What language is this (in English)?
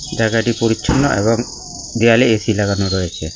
Bangla